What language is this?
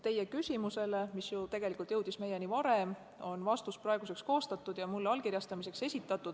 Estonian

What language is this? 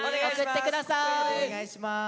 Japanese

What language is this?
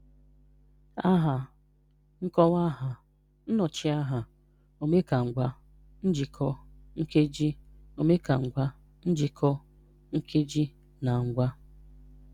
Igbo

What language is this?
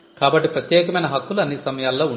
Telugu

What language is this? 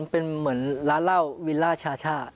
Thai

